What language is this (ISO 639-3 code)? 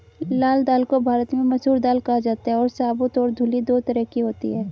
hin